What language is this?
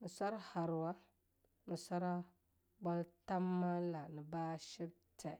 Longuda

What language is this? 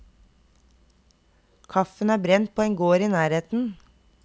Norwegian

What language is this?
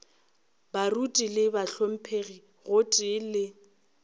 Northern Sotho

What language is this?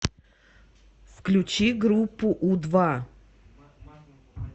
Russian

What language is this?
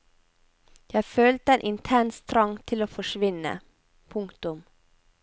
Norwegian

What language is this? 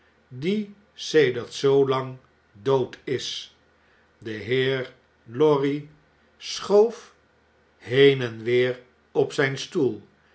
Dutch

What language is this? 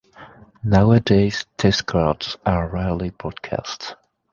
English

